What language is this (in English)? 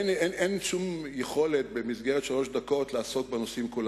Hebrew